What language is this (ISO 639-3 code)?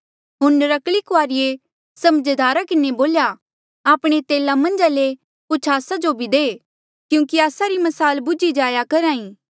mjl